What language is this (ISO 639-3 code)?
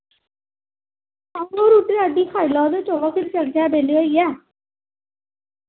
doi